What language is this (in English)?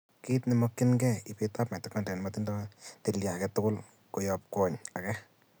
Kalenjin